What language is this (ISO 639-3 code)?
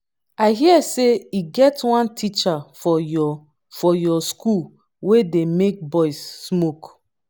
pcm